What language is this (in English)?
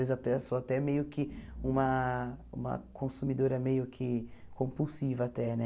Portuguese